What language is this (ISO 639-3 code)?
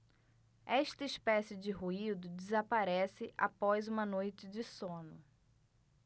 por